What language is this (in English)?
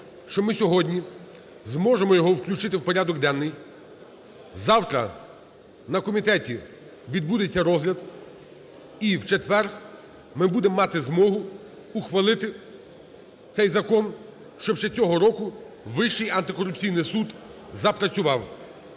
Ukrainian